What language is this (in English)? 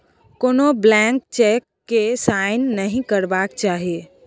Maithili